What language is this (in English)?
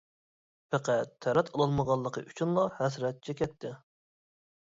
Uyghur